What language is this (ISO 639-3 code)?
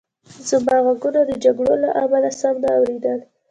pus